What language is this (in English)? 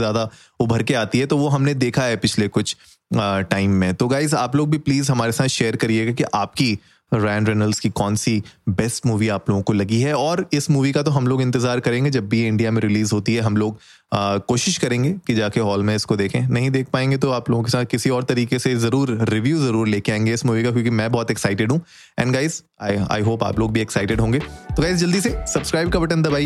Hindi